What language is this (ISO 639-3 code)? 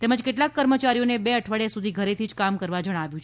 guj